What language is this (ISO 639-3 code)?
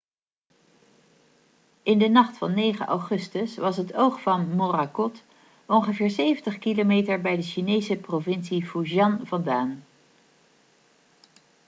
nld